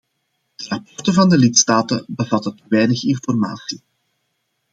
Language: Dutch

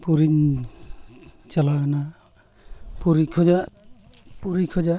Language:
Santali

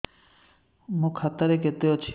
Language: Odia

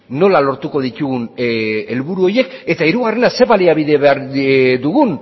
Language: Basque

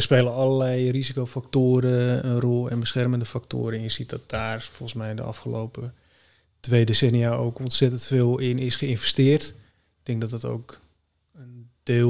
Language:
Dutch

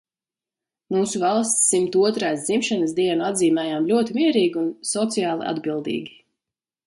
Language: Latvian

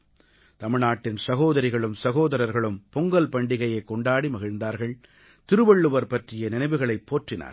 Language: Tamil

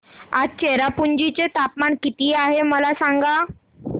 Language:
Marathi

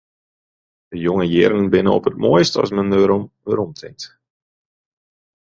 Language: Western Frisian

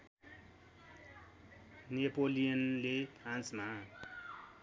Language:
Nepali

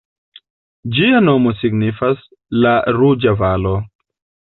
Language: Esperanto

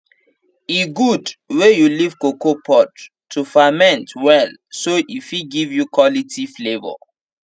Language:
Nigerian Pidgin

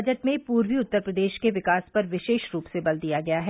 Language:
Hindi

